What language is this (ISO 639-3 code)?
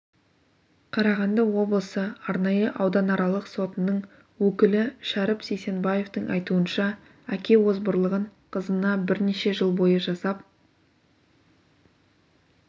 kaz